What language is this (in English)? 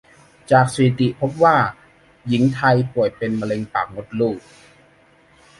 Thai